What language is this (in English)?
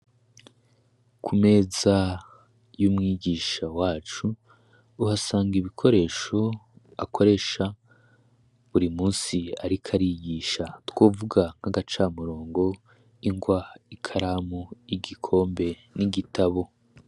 Rundi